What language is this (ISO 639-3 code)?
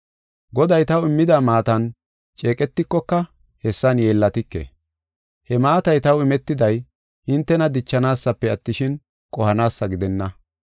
gof